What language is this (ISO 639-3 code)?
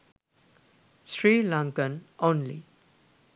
sin